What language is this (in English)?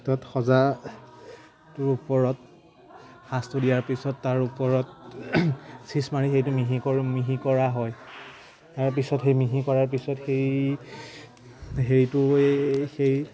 Assamese